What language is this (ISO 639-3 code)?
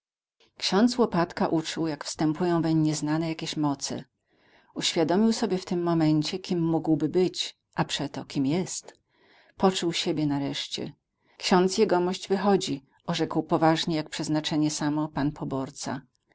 pol